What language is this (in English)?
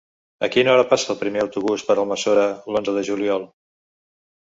Catalan